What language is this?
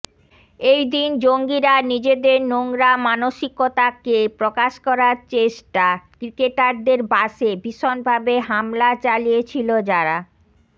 Bangla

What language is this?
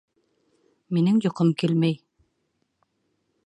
Bashkir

